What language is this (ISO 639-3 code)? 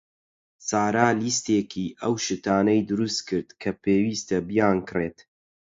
ckb